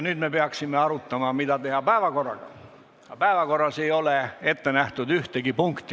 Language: Estonian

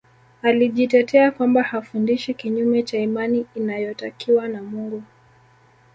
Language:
Swahili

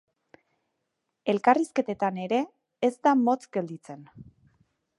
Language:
Basque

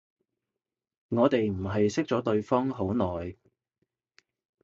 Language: Cantonese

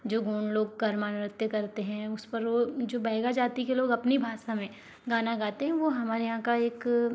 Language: Hindi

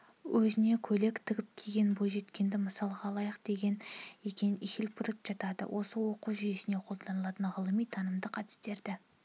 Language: Kazakh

